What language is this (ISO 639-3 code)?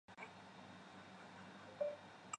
zho